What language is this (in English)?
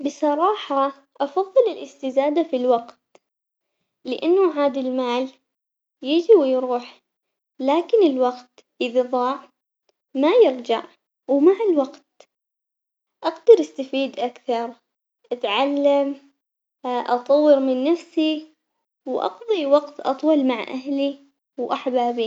Omani Arabic